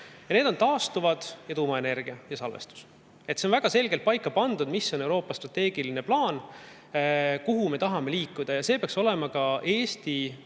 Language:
Estonian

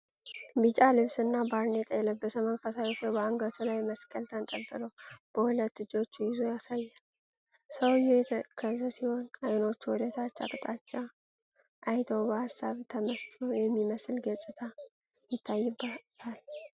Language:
Amharic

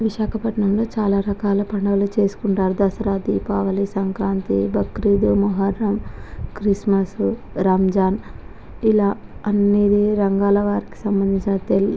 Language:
Telugu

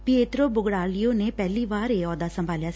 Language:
Punjabi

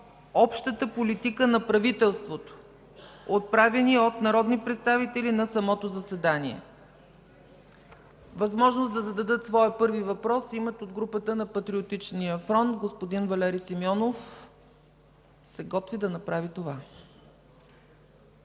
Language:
Bulgarian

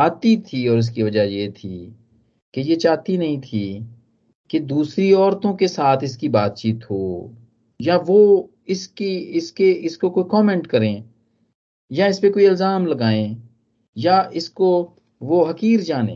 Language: Hindi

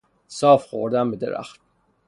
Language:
Persian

